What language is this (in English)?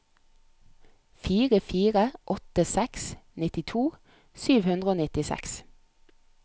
Norwegian